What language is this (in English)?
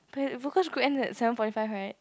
English